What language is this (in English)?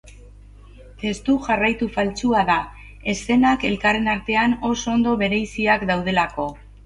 Basque